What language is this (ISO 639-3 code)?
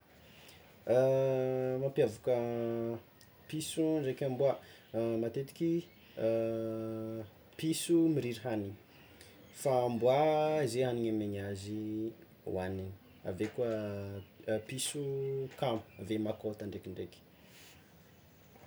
xmw